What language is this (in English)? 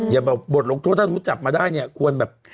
Thai